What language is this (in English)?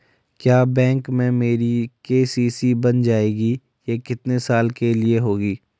Hindi